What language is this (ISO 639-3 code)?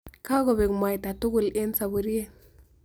kln